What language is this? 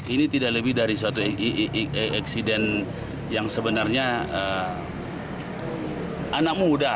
Indonesian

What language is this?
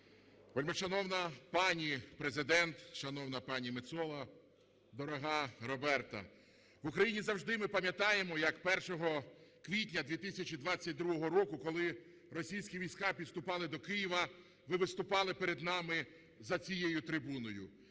Ukrainian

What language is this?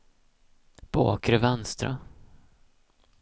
Swedish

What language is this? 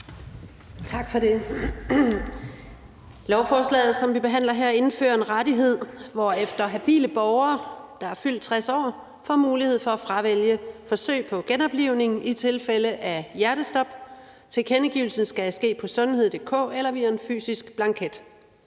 Danish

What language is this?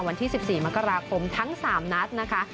Thai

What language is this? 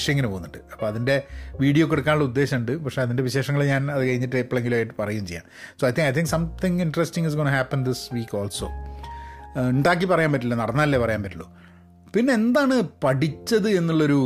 Malayalam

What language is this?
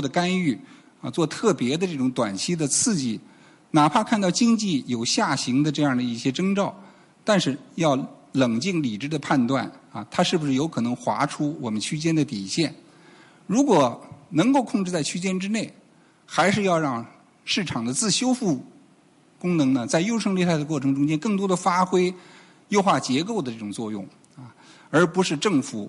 Chinese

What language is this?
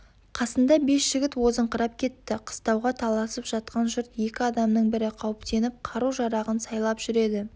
Kazakh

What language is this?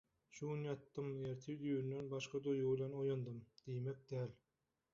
Turkmen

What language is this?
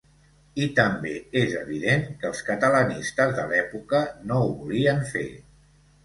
Catalan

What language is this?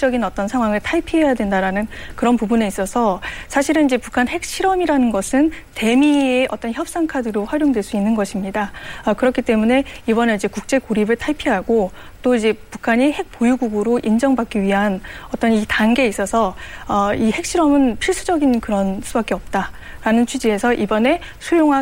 Korean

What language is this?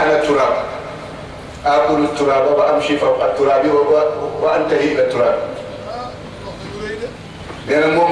English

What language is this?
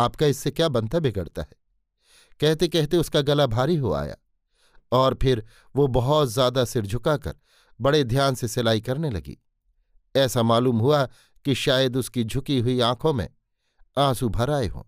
Hindi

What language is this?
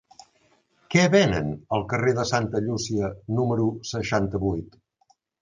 Catalan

